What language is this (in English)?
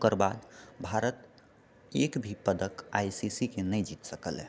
Maithili